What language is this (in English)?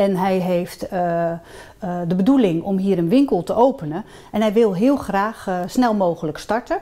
Dutch